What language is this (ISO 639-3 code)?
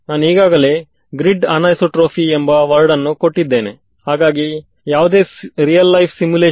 kan